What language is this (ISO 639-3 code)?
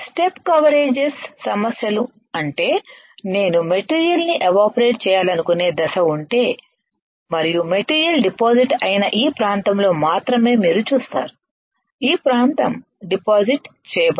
tel